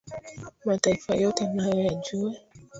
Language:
Swahili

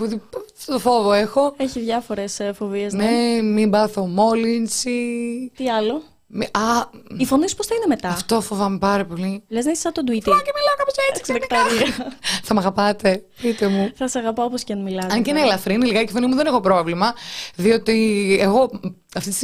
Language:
Greek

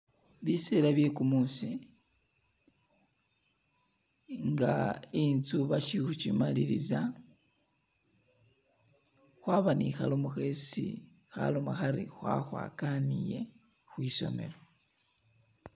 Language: Masaaba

